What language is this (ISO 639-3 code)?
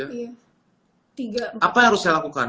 ind